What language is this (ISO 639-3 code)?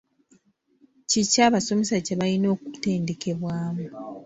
lug